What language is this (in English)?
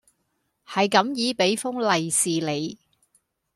Cantonese